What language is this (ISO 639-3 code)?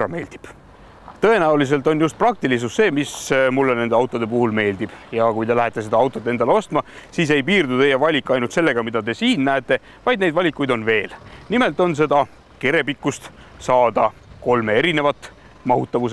fin